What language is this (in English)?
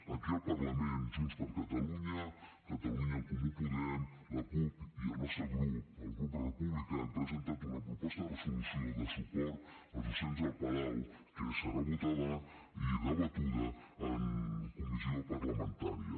Catalan